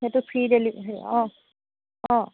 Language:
Assamese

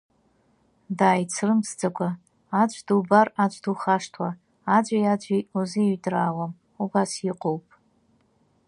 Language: Abkhazian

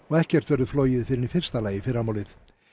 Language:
Icelandic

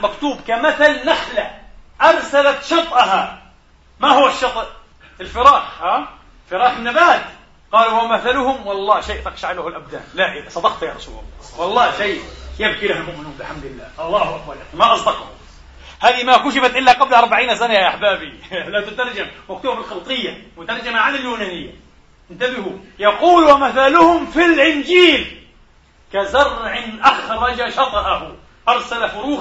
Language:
Arabic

